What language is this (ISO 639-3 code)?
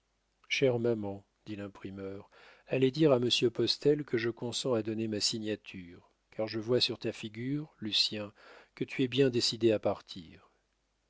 fra